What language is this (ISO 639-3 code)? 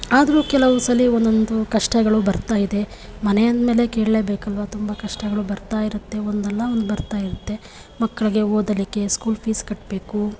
kan